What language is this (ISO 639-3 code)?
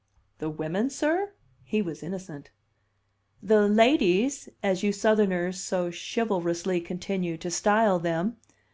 eng